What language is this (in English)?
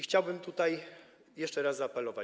Polish